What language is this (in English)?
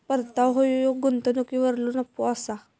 Marathi